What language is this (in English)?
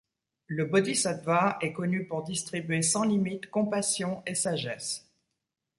French